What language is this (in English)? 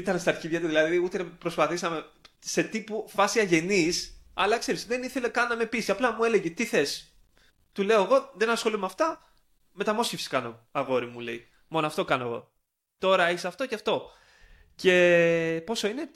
Greek